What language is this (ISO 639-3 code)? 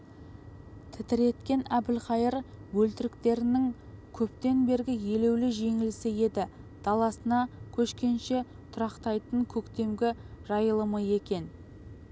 kaz